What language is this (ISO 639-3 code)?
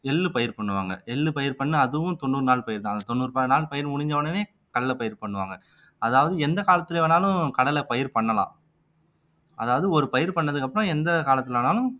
tam